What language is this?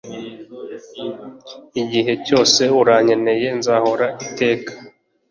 Kinyarwanda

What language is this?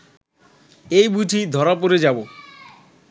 Bangla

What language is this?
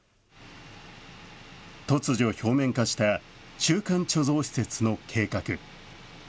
Japanese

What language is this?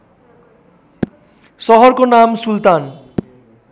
Nepali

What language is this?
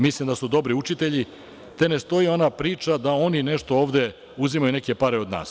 Serbian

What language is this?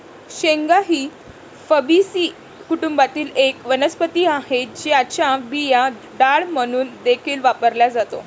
Marathi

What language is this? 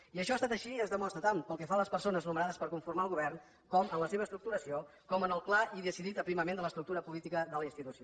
Catalan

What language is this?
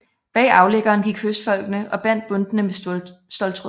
Danish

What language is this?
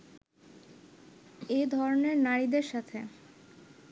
Bangla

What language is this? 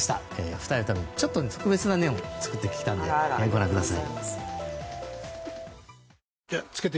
Japanese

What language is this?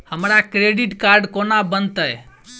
Maithili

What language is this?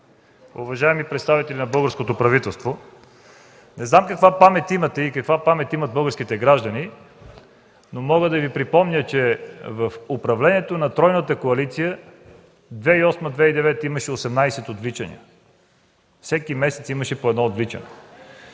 Bulgarian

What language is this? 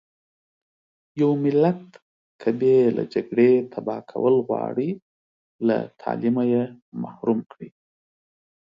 Pashto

